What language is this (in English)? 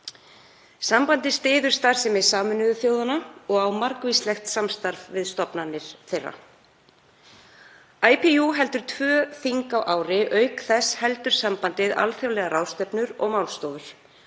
Icelandic